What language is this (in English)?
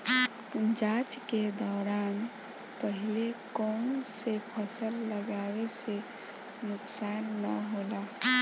Bhojpuri